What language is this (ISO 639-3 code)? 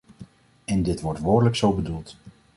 nld